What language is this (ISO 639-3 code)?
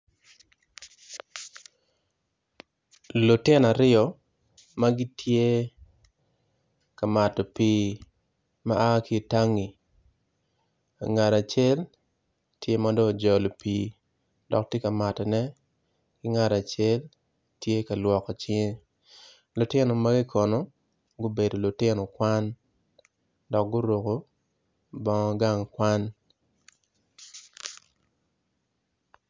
ach